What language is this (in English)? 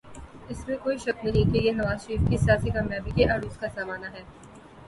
Urdu